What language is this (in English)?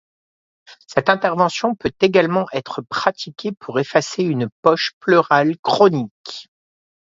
French